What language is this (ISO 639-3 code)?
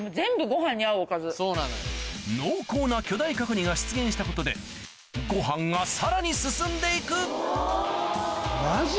jpn